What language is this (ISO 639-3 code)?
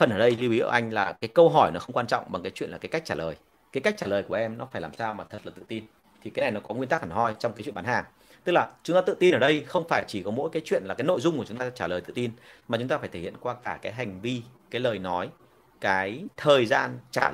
vie